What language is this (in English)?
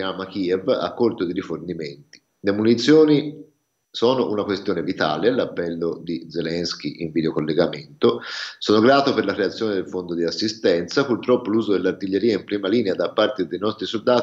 Italian